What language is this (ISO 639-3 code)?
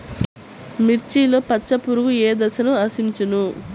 tel